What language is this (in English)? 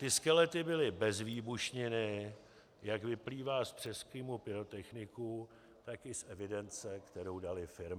Czech